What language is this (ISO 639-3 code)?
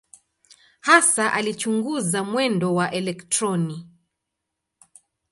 swa